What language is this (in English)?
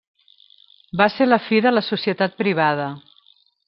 Catalan